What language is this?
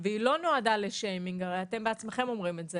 Hebrew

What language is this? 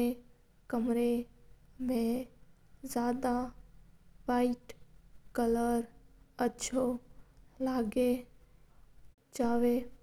Mewari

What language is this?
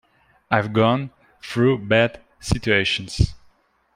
English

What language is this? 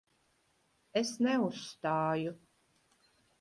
Latvian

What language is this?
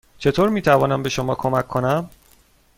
Persian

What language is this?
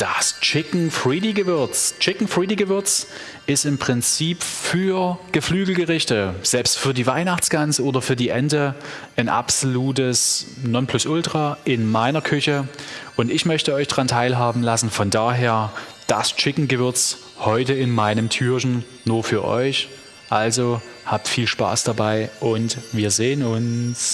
German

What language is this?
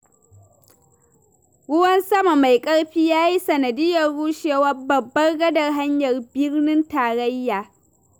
Hausa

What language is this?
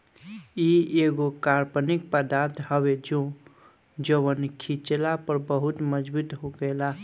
Bhojpuri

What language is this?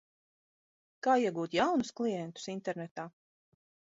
Latvian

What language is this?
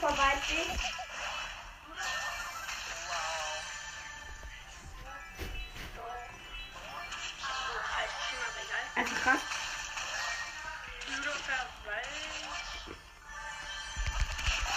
German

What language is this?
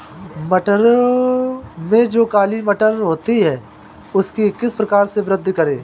Hindi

